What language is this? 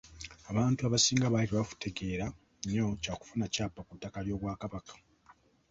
Ganda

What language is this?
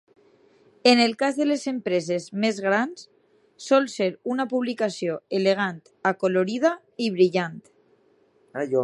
Catalan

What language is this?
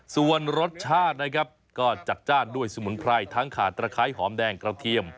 Thai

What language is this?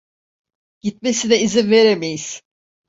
Turkish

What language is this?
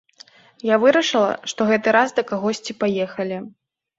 Belarusian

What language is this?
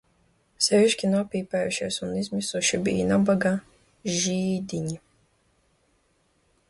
Latvian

